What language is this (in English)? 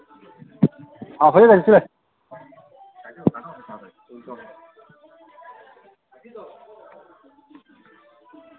Bangla